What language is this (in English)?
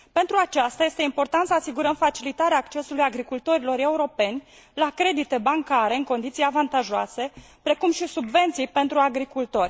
Romanian